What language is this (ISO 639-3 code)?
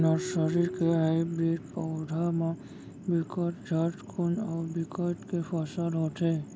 hne